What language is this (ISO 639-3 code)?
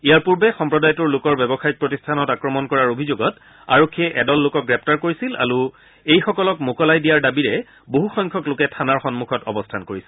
asm